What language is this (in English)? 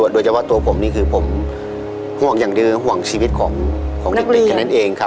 Thai